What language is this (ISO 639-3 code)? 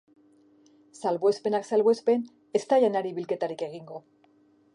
eus